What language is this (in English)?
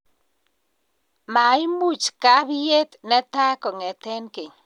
Kalenjin